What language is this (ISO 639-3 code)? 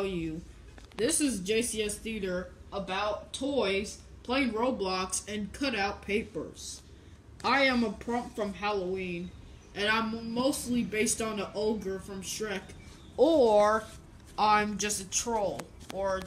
eng